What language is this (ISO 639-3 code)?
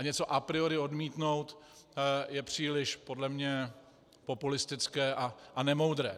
ces